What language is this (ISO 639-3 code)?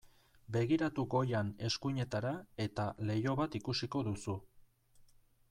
eus